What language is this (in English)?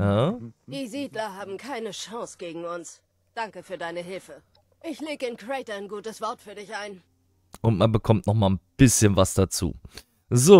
German